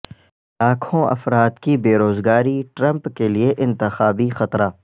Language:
Urdu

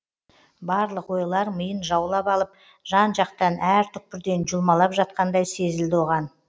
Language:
Kazakh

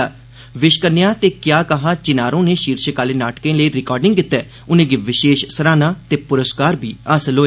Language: Dogri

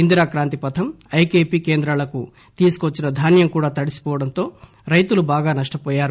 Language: Telugu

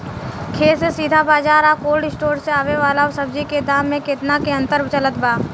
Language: Bhojpuri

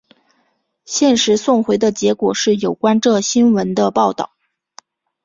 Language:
Chinese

